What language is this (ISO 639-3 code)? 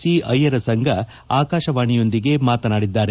kan